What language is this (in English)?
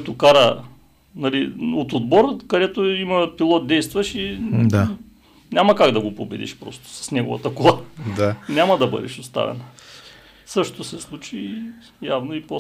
Bulgarian